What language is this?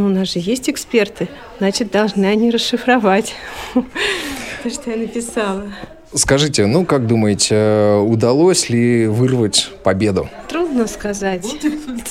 Russian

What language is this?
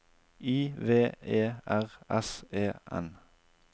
Norwegian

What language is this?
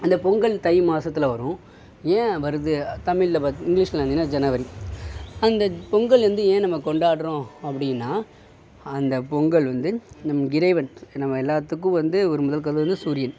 Tamil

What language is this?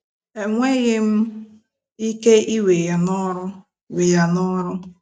Igbo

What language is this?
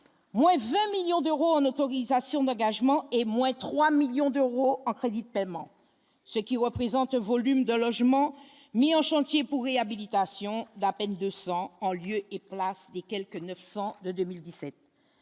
French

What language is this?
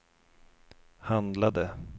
Swedish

